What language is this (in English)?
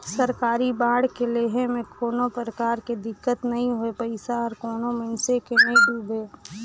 Chhattisgarhi